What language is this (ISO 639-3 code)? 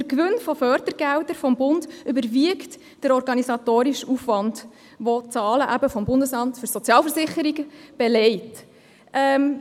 gsw